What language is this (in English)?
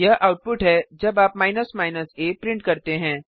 Hindi